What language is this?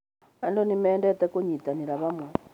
Kikuyu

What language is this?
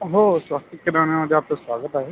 Marathi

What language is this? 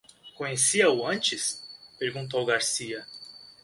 Portuguese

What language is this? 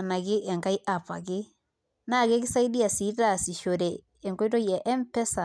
Masai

